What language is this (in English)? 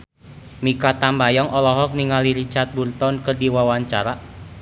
Sundanese